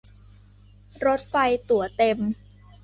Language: Thai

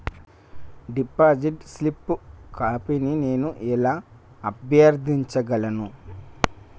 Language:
Telugu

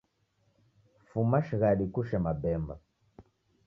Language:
Taita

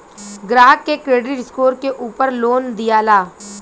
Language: Bhojpuri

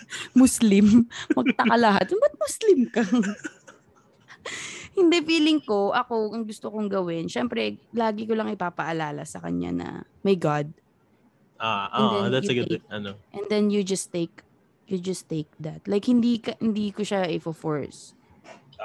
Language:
Filipino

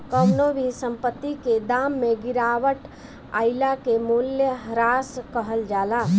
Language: Bhojpuri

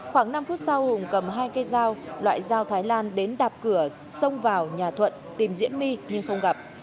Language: Vietnamese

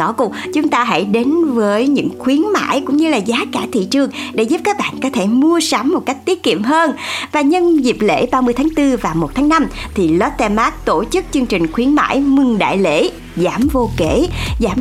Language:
Vietnamese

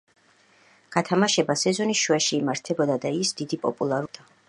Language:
Georgian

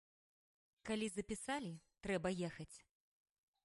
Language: Belarusian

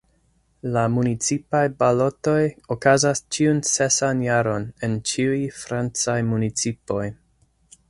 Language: Esperanto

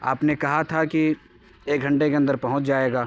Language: Urdu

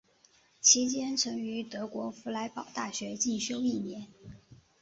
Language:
Chinese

